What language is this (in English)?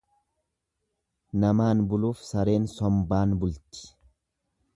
Oromo